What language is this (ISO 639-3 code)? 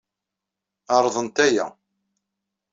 kab